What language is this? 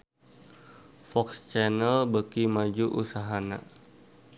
Sundanese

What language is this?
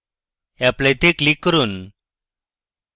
Bangla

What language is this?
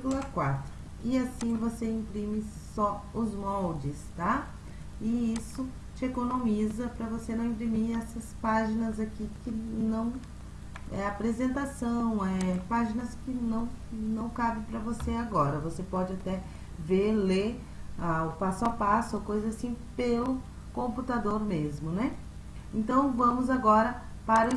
Portuguese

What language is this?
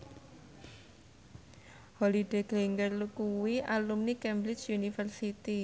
Javanese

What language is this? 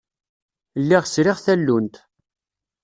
Kabyle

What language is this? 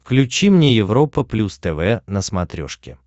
Russian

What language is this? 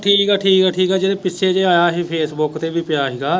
Punjabi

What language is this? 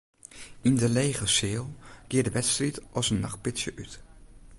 Western Frisian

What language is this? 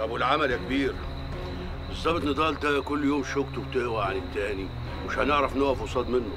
Arabic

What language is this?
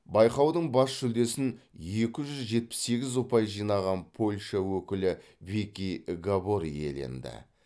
Kazakh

